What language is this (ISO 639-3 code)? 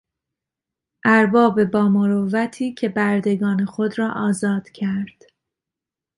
fas